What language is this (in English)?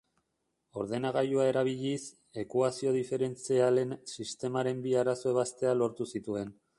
Basque